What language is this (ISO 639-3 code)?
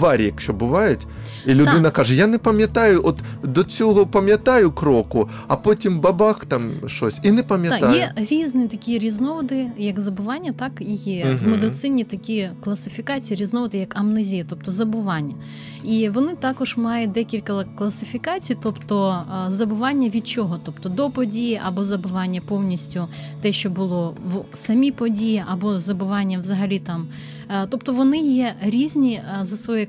ukr